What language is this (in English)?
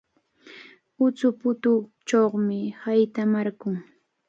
Cajatambo North Lima Quechua